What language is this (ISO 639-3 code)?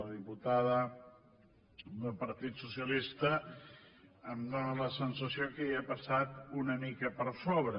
cat